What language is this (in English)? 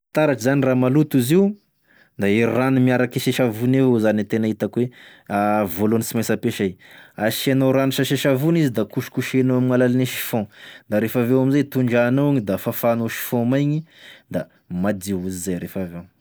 Tesaka Malagasy